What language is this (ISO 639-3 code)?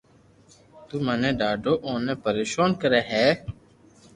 lrk